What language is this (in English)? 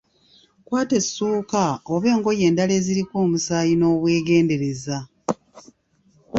Ganda